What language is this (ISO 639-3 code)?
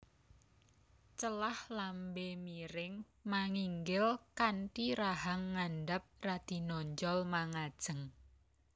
jav